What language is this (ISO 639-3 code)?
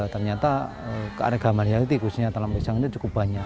ind